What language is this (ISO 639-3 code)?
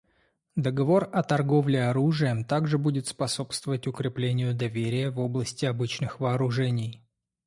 rus